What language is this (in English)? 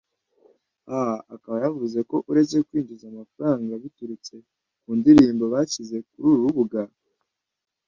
Kinyarwanda